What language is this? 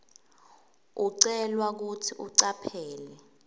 Swati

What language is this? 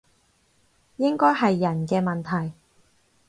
Cantonese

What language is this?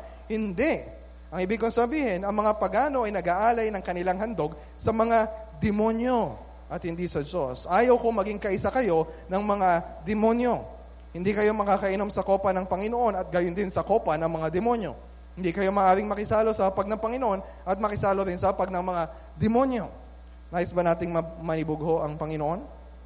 Filipino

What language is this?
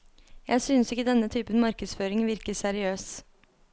Norwegian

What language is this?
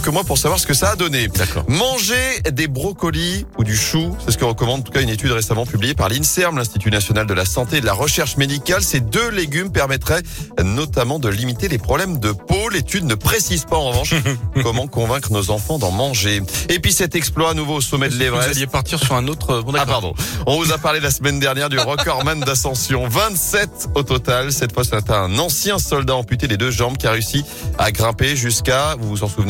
French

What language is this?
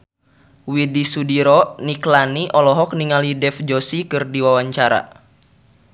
Sundanese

